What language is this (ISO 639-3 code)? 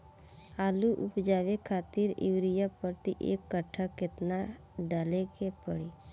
bho